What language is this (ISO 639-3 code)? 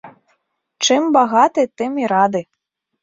bel